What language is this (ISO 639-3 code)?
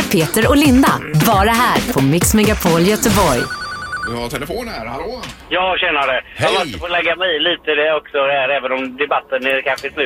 swe